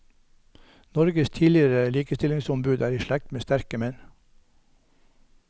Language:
Norwegian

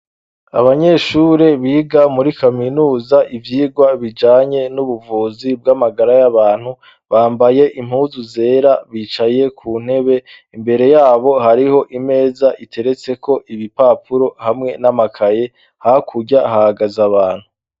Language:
Rundi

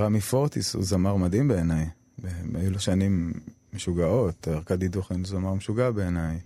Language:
Hebrew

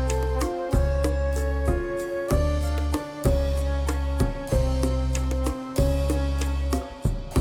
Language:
Urdu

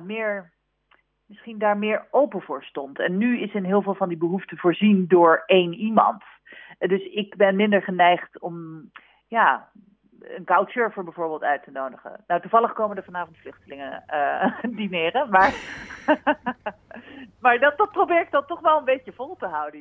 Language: Dutch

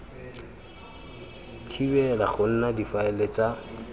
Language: Tswana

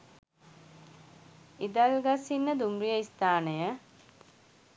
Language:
Sinhala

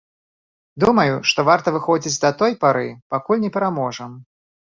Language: Belarusian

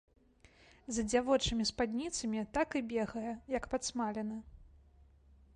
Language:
Belarusian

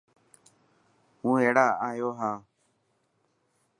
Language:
Dhatki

